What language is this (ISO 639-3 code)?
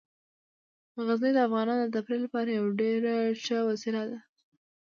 pus